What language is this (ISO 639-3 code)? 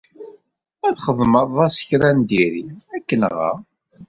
kab